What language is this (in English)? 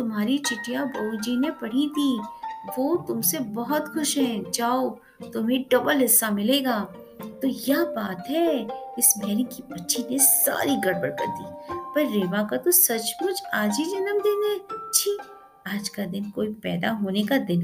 Hindi